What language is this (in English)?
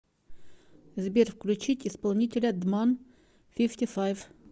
Russian